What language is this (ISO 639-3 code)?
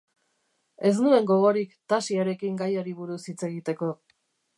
eus